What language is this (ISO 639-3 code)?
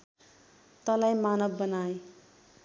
nep